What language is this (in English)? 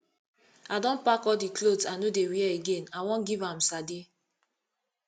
Nigerian Pidgin